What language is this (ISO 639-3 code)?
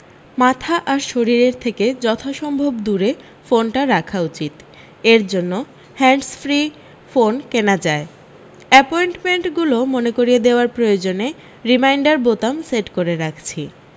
ben